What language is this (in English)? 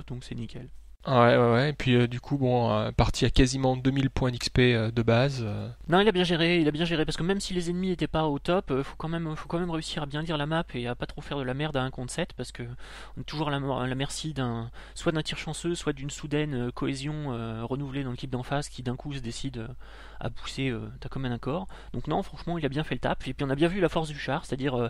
French